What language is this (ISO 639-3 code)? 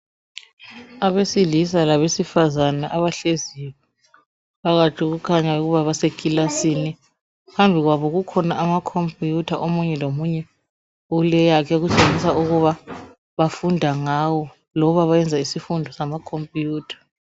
nde